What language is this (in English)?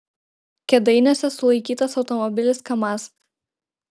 Lithuanian